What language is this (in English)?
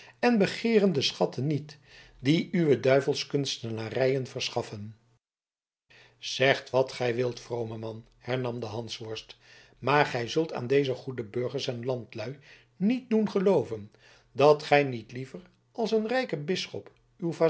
Dutch